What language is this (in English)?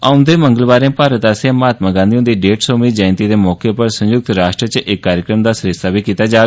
Dogri